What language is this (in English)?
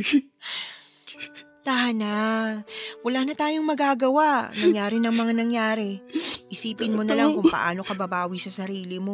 Filipino